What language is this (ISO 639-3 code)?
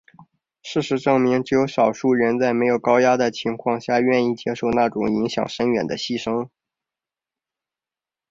zho